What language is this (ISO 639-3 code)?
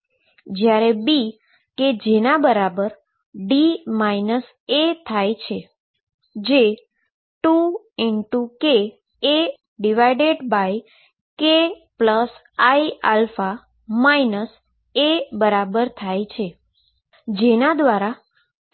guj